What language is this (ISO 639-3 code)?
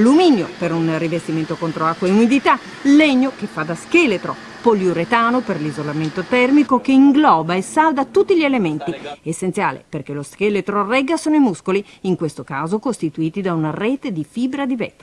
ita